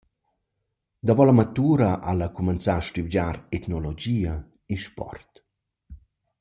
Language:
Romansh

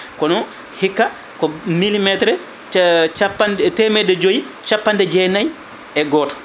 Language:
Fula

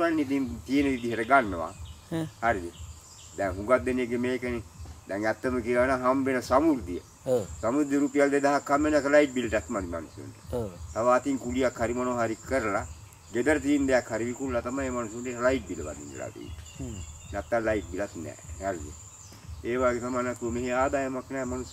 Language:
Indonesian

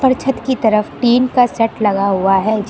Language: Hindi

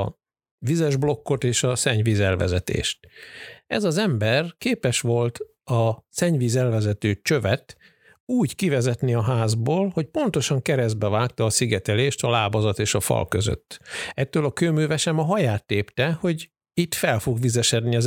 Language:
Hungarian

